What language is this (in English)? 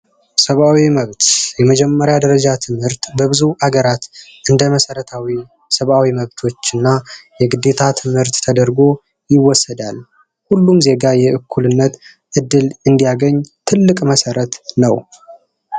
Amharic